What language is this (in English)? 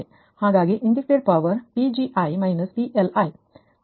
Kannada